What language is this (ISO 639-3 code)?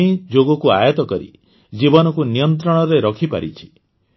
ori